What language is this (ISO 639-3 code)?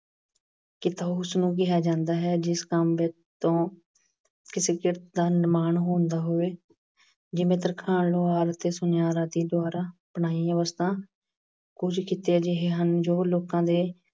pan